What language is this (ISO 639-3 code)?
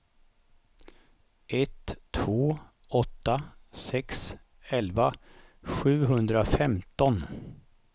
swe